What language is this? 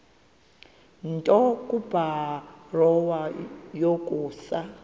Xhosa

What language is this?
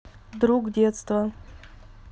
Russian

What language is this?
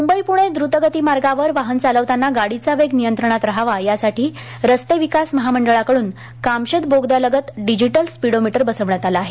Marathi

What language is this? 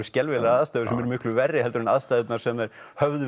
Icelandic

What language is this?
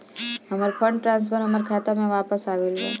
Bhojpuri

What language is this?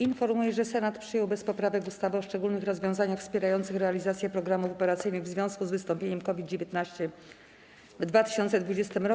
Polish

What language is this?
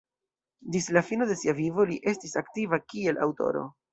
Esperanto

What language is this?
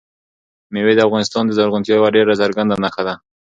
Pashto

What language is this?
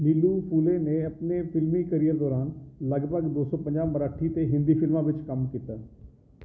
Punjabi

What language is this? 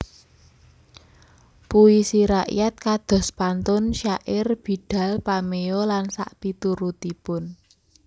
Javanese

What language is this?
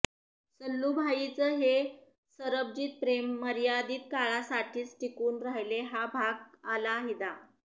Marathi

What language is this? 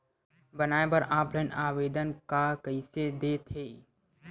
Chhattisgarhi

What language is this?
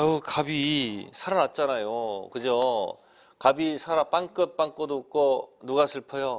Korean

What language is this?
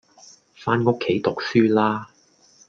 Cantonese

